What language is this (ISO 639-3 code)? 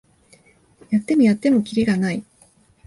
jpn